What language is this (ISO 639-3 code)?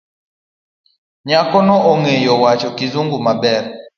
luo